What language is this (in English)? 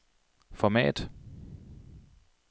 Danish